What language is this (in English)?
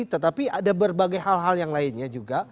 Indonesian